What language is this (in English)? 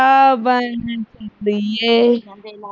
Punjabi